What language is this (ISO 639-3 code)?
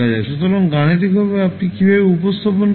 ben